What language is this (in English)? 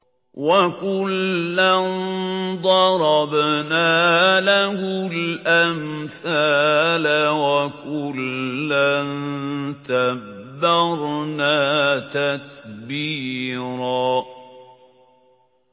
Arabic